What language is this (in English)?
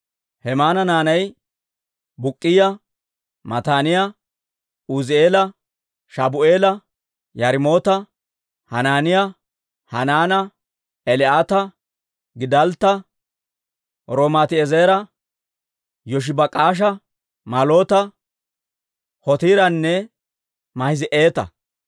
Dawro